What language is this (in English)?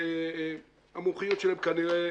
Hebrew